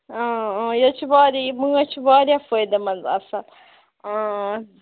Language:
Kashmiri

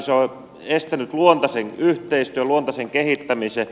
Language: Finnish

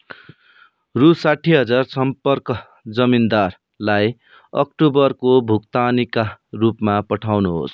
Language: Nepali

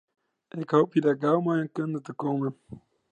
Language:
Western Frisian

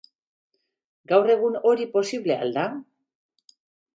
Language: Basque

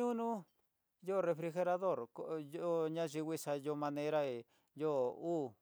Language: Tidaá Mixtec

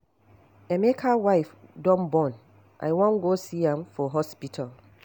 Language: Nigerian Pidgin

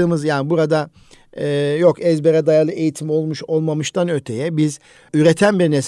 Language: Turkish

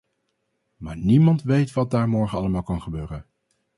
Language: Dutch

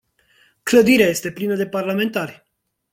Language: Romanian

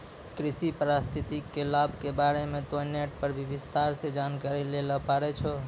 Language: Maithili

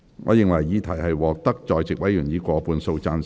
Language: Cantonese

